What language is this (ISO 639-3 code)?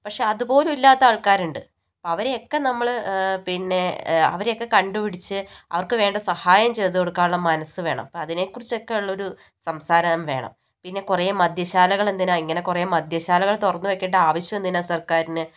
mal